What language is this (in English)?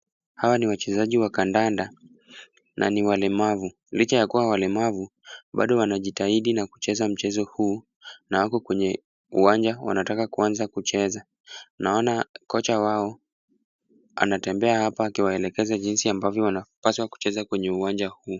Swahili